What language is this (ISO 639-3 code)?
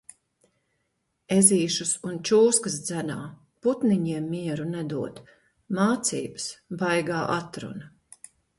lav